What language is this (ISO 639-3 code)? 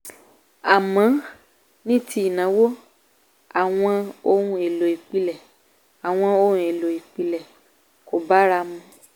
yor